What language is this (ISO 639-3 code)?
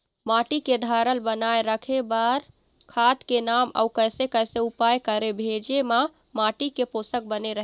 hne